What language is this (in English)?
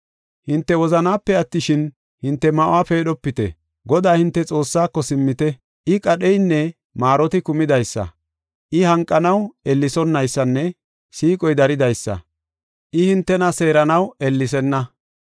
Gofa